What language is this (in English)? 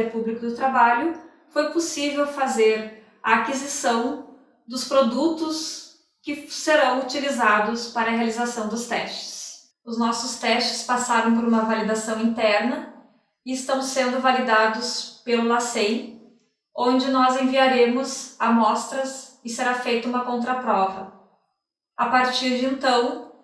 Portuguese